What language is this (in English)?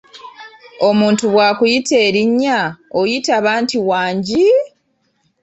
Ganda